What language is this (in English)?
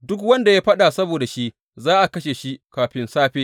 Hausa